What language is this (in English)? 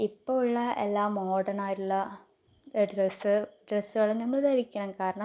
Malayalam